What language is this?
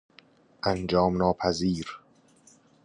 Persian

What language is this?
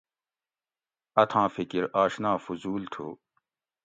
Gawri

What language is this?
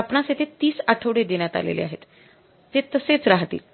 Marathi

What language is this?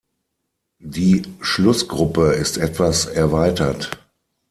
German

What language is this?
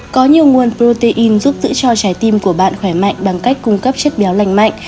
Vietnamese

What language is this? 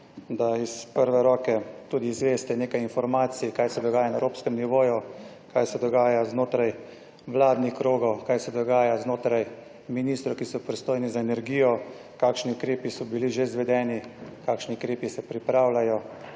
Slovenian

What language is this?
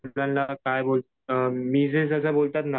Marathi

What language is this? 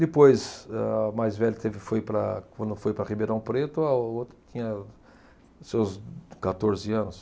Portuguese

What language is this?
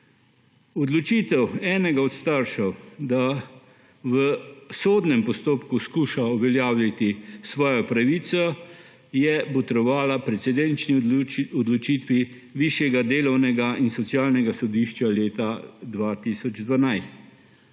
Slovenian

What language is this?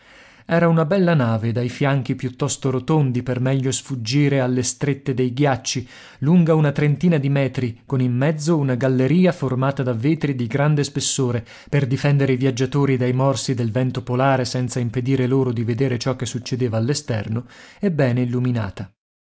Italian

